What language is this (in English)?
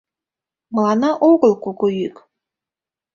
Mari